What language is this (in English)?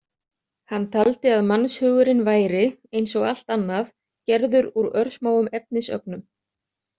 Icelandic